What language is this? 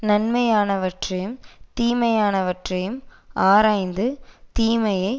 Tamil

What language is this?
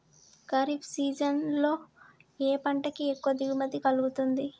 Telugu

